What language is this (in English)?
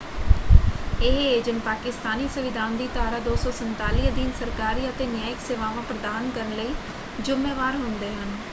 Punjabi